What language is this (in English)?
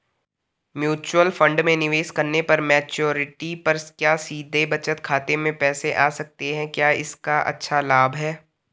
Hindi